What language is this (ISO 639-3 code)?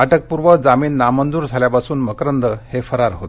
mar